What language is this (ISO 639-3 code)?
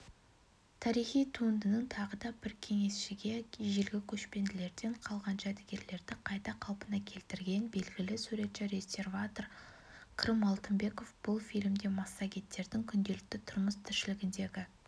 kaz